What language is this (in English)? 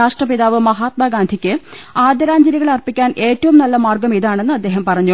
Malayalam